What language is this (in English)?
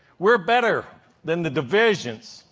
English